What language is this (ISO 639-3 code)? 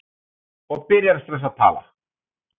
isl